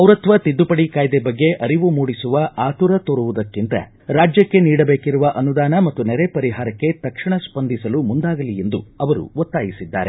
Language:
Kannada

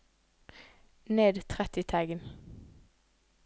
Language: Norwegian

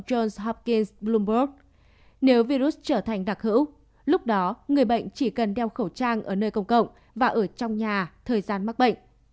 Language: Vietnamese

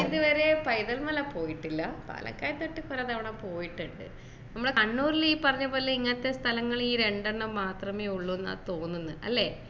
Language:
Malayalam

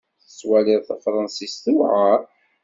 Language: Kabyle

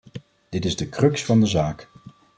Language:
Dutch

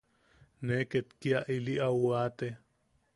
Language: Yaqui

